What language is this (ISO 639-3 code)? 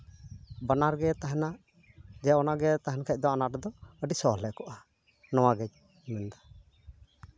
sat